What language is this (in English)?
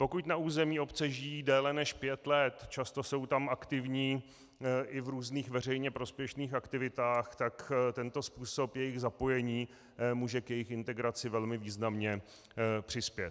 Czech